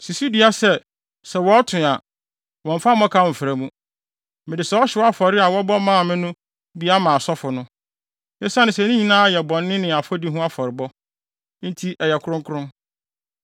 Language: Akan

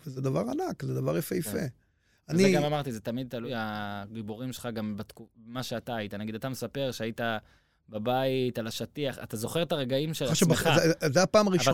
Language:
Hebrew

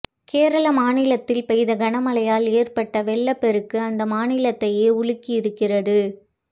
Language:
Tamil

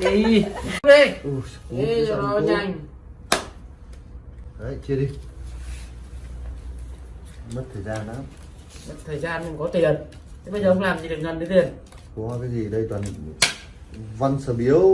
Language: Vietnamese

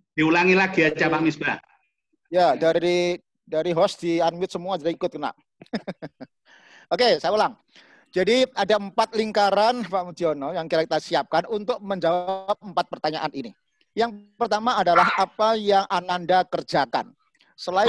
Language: Indonesian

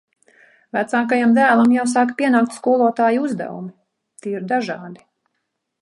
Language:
Latvian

